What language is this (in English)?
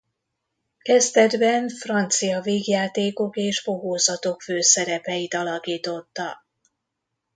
Hungarian